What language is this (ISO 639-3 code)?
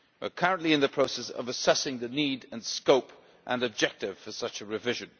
eng